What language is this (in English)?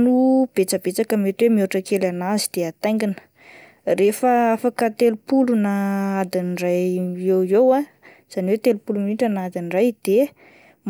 Malagasy